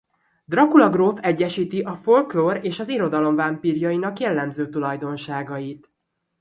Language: Hungarian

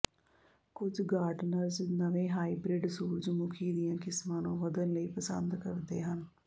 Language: Punjabi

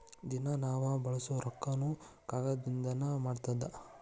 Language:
Kannada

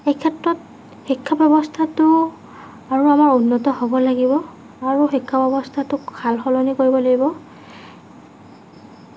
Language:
Assamese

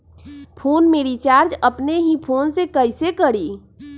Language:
Magahi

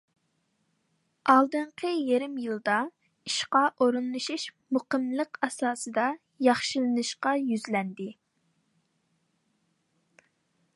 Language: Uyghur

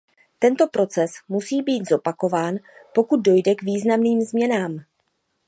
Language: Czech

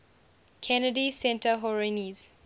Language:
English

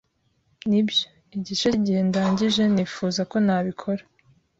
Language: Kinyarwanda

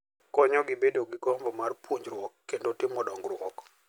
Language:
Luo (Kenya and Tanzania)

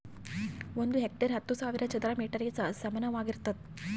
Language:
Kannada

